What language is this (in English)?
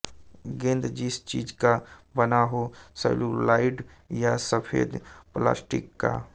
Hindi